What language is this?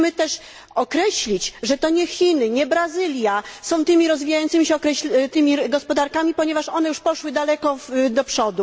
Polish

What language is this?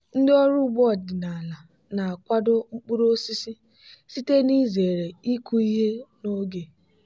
Igbo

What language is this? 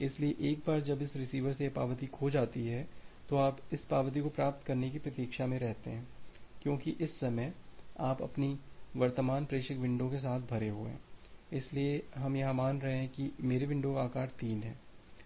Hindi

